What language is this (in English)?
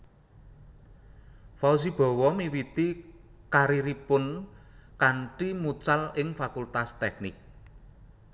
Javanese